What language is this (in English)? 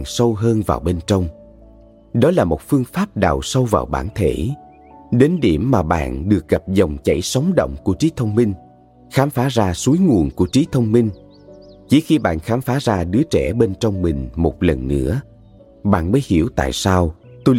Vietnamese